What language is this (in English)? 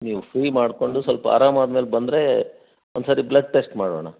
Kannada